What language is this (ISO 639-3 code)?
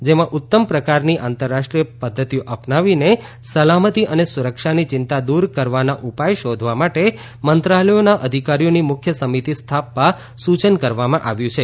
guj